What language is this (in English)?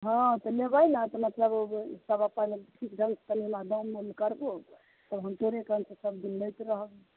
Maithili